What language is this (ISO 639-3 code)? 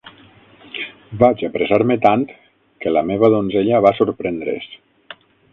cat